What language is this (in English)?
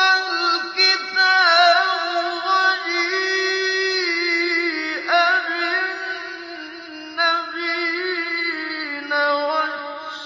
Arabic